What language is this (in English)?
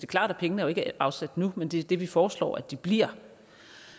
Danish